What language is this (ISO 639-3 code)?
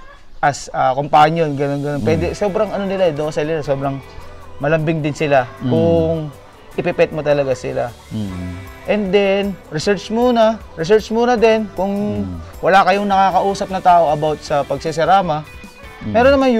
fil